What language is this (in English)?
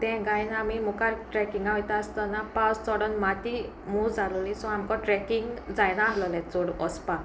Konkani